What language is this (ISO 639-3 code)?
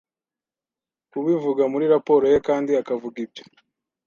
kin